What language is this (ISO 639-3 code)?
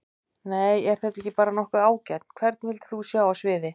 isl